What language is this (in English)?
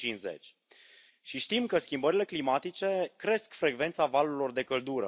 Romanian